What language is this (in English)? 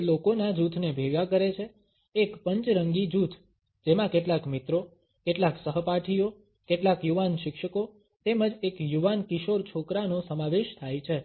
Gujarati